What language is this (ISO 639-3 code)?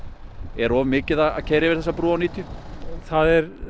isl